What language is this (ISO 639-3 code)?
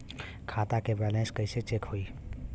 bho